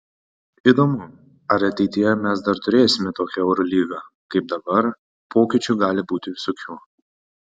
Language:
Lithuanian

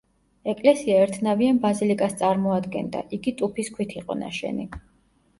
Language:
Georgian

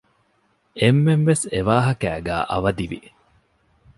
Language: Divehi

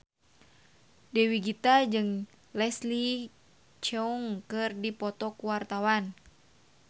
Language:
Sundanese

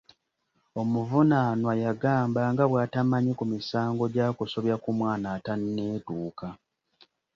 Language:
Ganda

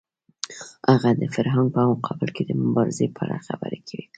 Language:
Pashto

